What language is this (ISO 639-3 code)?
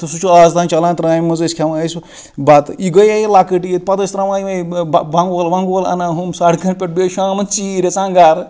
kas